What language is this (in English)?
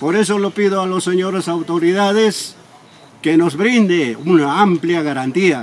Spanish